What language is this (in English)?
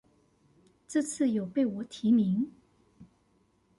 Chinese